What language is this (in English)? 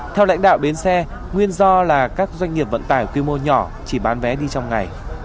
Vietnamese